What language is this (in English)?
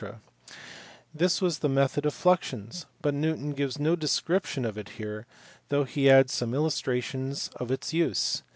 English